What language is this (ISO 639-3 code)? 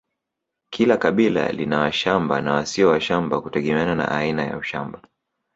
swa